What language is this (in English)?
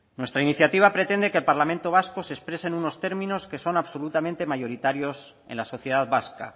Spanish